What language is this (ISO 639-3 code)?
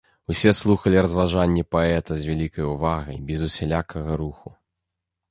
bel